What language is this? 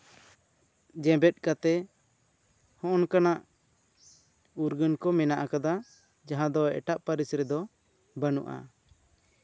Santali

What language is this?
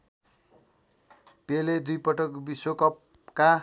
Nepali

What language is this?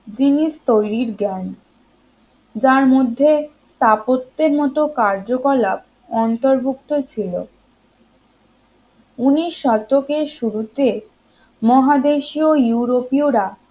Bangla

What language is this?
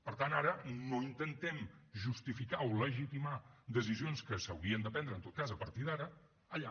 Catalan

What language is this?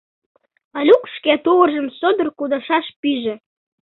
Mari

